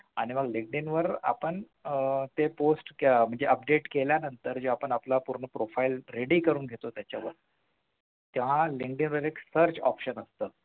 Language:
Marathi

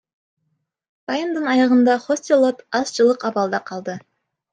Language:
Kyrgyz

